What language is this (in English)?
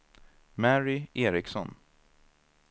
Swedish